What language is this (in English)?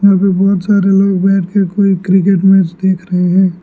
Hindi